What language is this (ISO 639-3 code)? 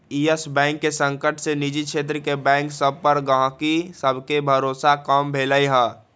mag